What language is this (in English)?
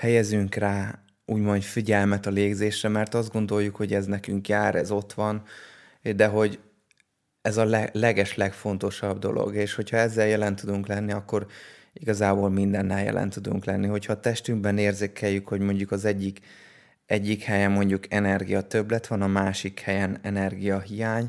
Hungarian